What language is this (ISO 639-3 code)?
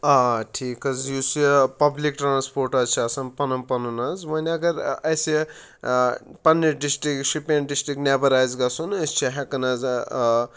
kas